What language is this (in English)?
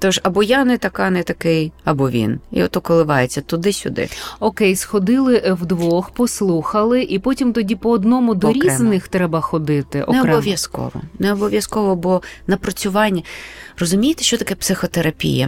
Ukrainian